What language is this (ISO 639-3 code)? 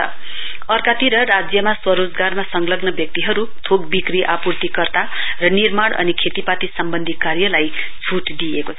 nep